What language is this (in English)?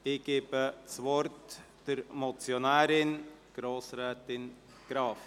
Swiss German